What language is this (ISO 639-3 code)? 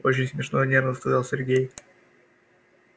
rus